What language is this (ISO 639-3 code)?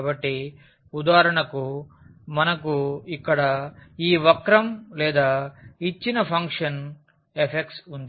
tel